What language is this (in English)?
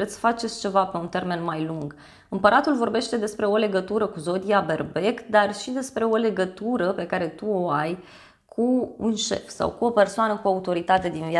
Romanian